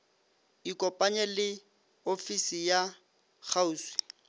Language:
Northern Sotho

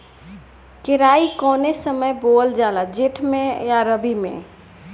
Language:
Bhojpuri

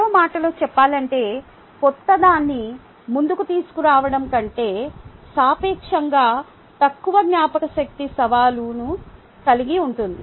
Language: Telugu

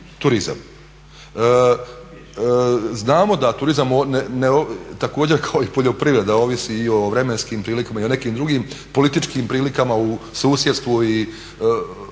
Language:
Croatian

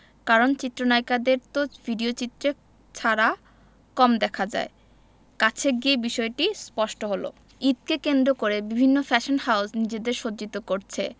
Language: Bangla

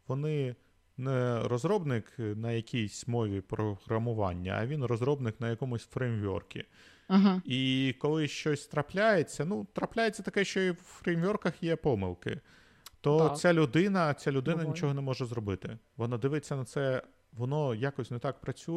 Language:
Ukrainian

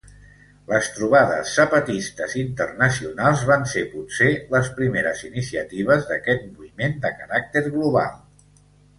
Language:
Catalan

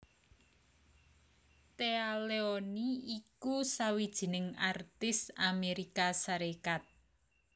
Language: Javanese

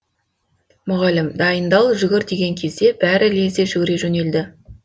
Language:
Kazakh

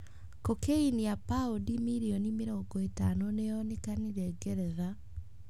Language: Kikuyu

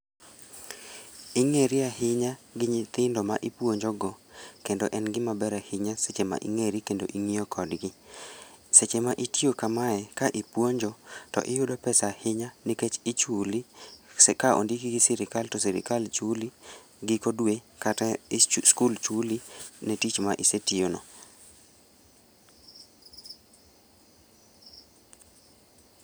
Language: Luo (Kenya and Tanzania)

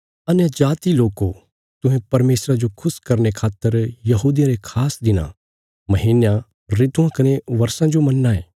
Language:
Bilaspuri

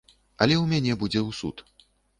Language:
Belarusian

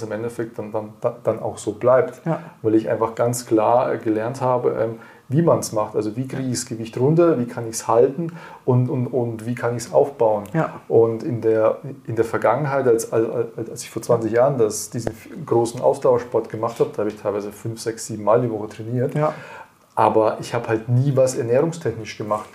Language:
German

